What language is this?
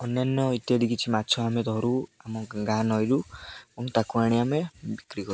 Odia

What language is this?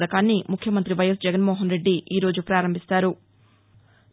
Telugu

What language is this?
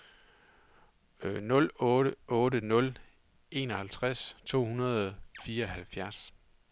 Danish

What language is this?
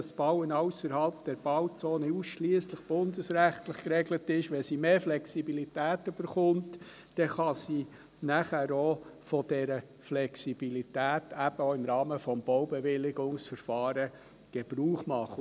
Swiss German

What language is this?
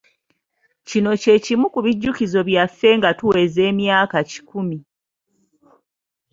Ganda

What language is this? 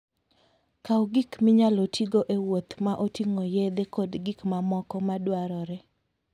Luo (Kenya and Tanzania)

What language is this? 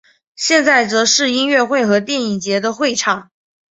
Chinese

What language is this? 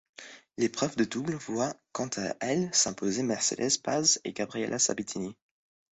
French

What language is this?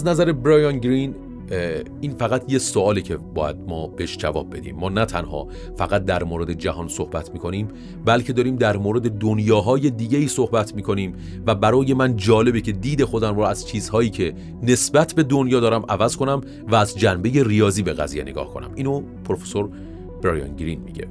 Persian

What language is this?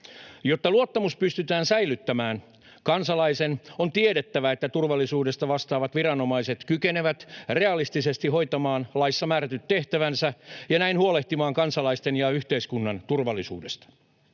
Finnish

